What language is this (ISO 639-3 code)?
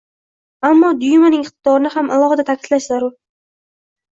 uzb